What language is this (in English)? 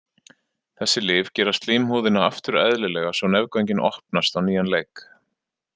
Icelandic